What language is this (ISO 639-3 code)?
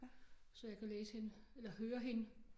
dan